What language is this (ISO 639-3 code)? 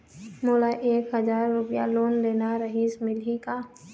hne